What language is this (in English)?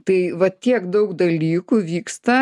Lithuanian